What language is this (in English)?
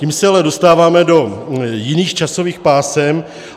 Czech